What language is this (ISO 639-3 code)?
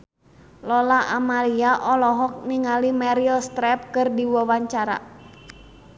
sun